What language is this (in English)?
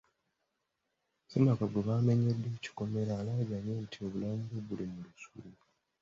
Ganda